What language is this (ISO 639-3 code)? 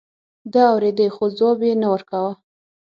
pus